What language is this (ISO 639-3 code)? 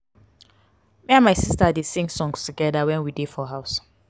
pcm